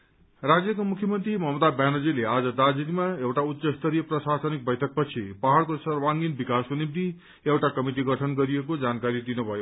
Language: Nepali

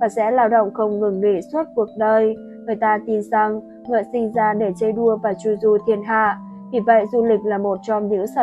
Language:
Vietnamese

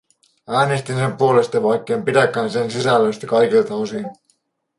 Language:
Finnish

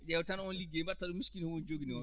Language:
Fula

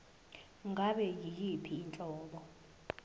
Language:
Zulu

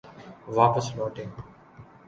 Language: Urdu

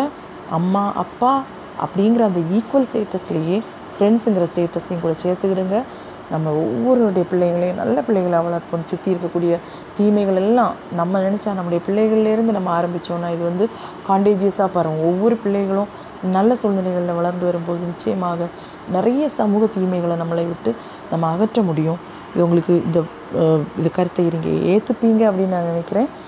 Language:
Tamil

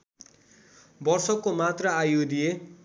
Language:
Nepali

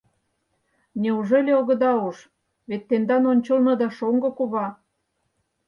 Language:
Mari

